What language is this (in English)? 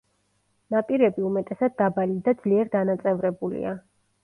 Georgian